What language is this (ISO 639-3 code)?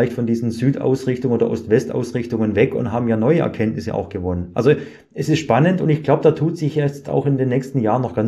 deu